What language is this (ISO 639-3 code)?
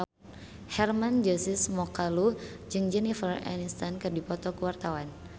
sun